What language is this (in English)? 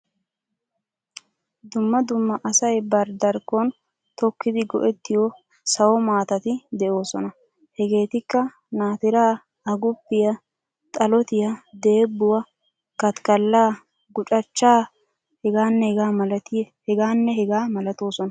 Wolaytta